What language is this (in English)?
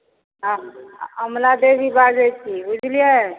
Maithili